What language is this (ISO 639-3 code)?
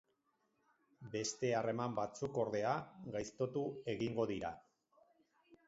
eus